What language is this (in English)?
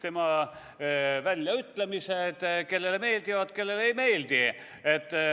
Estonian